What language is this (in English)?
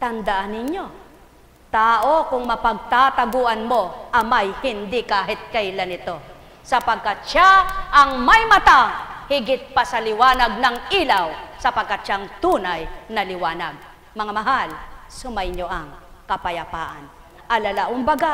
Filipino